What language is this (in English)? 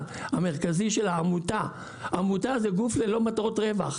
Hebrew